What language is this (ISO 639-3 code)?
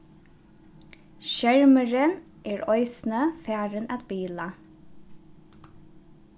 fao